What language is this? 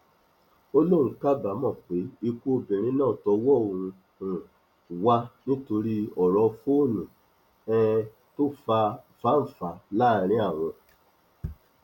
Yoruba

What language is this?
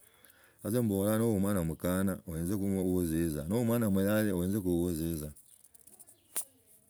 Logooli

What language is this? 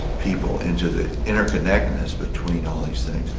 English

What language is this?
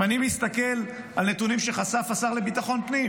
Hebrew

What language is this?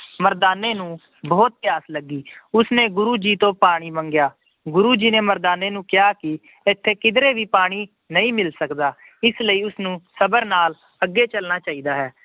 Punjabi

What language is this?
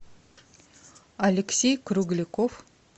Russian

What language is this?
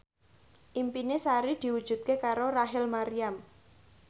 Javanese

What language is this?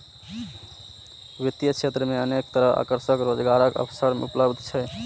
Maithili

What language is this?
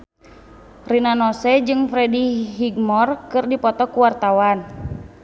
Sundanese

